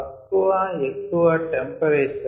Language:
Telugu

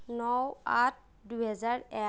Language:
Assamese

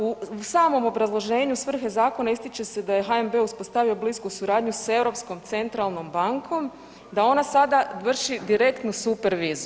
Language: Croatian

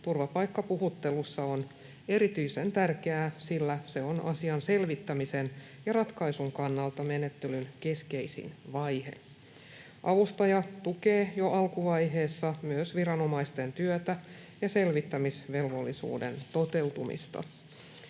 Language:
Finnish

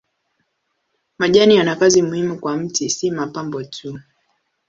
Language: Swahili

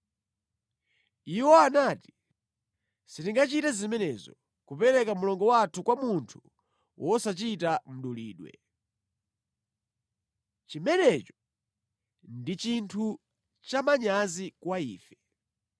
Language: Nyanja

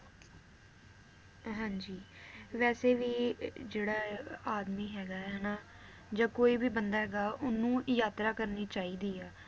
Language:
Punjabi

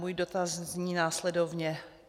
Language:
Czech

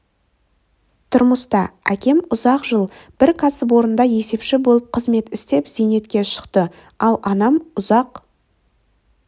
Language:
Kazakh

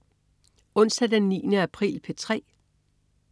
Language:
Danish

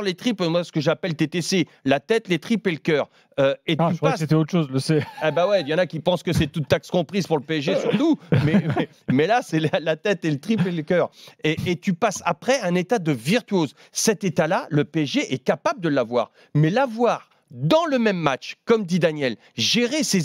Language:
French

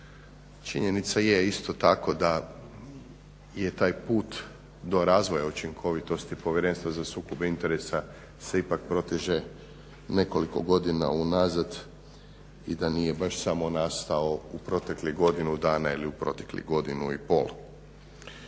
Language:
Croatian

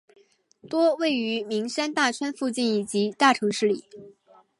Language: Chinese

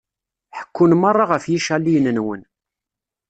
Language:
Kabyle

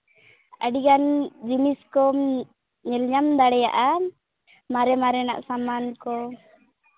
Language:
Santali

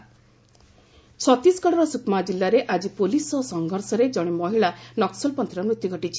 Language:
Odia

